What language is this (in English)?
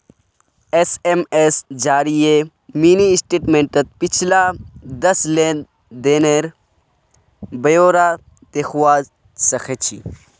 Magahi